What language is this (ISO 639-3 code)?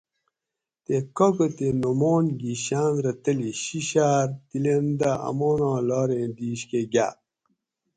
gwc